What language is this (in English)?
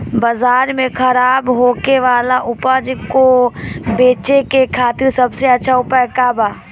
Bhojpuri